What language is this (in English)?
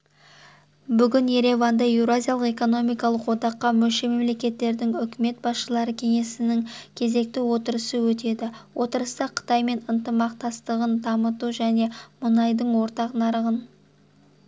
Kazakh